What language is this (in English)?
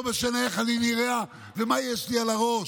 Hebrew